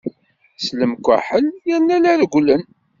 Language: Kabyle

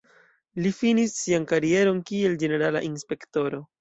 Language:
Esperanto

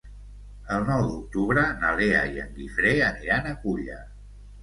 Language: Catalan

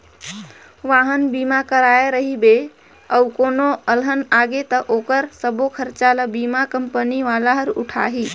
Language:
Chhattisgarhi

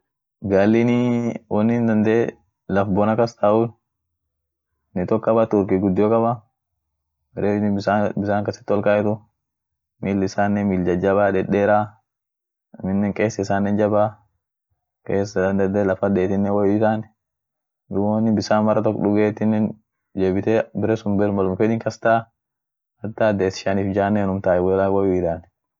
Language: Orma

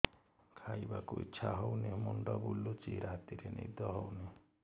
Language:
Odia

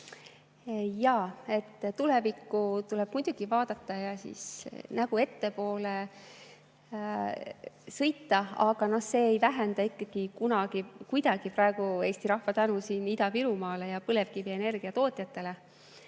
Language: Estonian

